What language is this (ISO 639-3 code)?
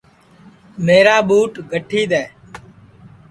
ssi